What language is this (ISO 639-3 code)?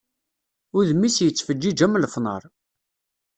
kab